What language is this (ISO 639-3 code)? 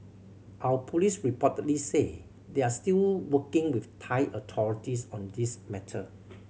eng